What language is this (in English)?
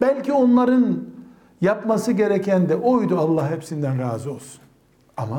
Turkish